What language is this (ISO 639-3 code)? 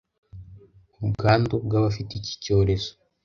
kin